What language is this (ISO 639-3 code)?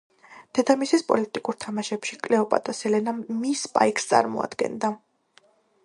kat